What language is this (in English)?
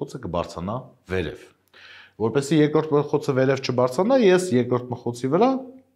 Turkish